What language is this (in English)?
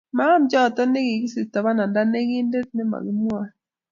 Kalenjin